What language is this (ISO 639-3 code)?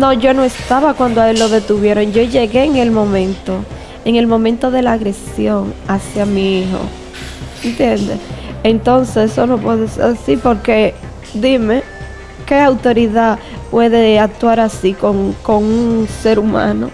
spa